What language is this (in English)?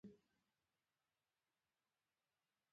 Pashto